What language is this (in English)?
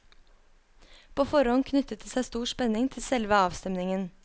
Norwegian